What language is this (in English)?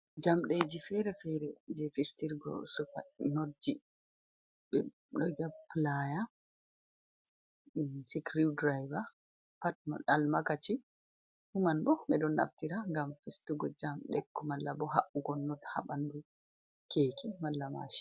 Fula